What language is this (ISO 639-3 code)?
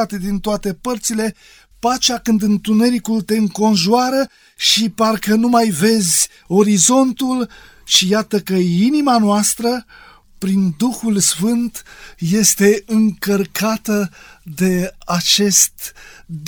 ron